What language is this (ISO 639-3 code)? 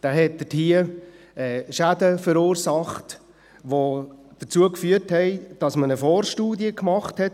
gsw